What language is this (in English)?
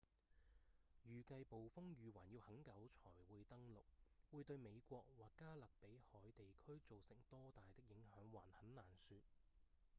Cantonese